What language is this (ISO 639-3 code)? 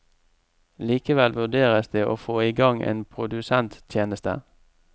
nor